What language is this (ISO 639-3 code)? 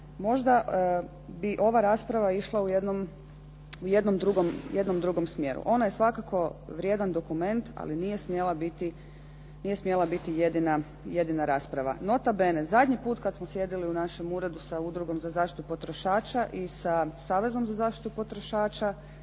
hrv